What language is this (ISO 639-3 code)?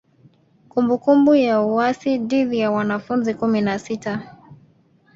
swa